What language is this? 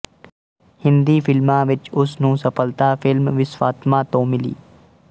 Punjabi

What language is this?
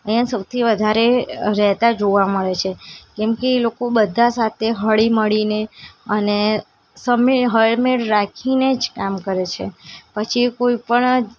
Gujarati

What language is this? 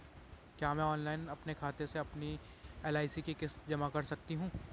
Hindi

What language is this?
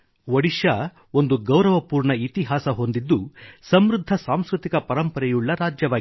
Kannada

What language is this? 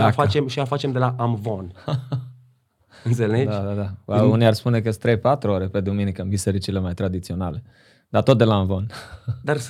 Romanian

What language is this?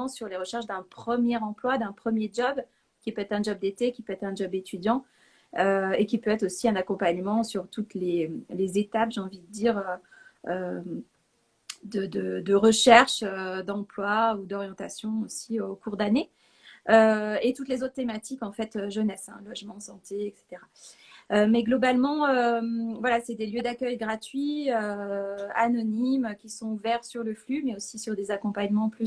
French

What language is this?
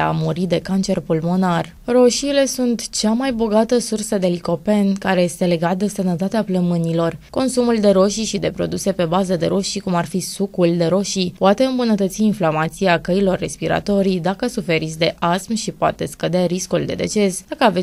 Romanian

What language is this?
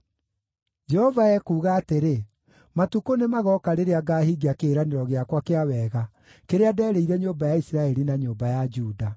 Kikuyu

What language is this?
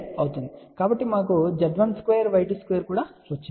Telugu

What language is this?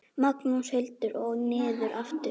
Icelandic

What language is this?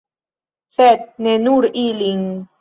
Esperanto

